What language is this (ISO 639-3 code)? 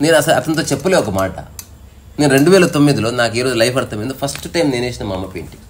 tel